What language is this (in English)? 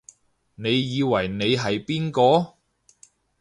Cantonese